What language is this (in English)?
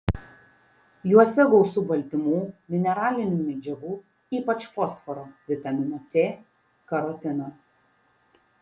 Lithuanian